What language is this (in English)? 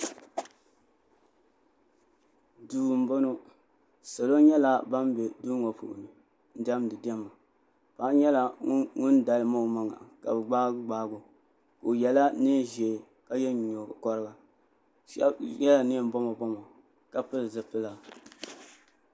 Dagbani